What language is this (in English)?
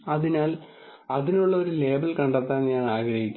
Malayalam